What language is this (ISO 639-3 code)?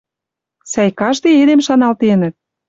mrj